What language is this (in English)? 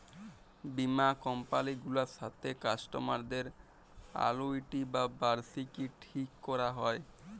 Bangla